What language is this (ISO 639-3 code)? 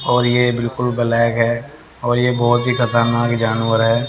hin